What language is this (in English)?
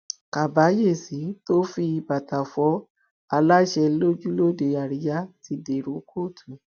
Yoruba